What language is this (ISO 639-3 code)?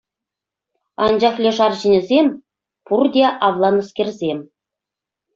chv